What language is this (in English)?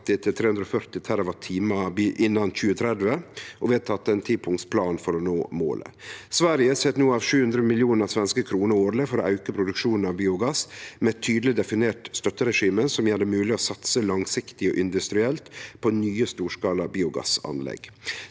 Norwegian